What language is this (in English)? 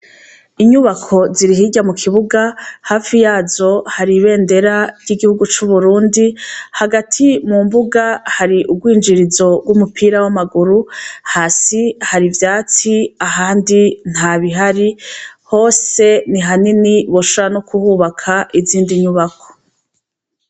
Rundi